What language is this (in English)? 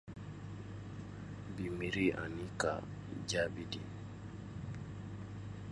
Dyula